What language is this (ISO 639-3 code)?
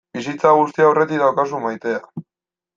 eus